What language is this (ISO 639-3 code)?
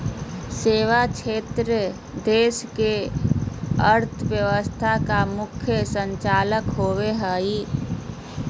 mag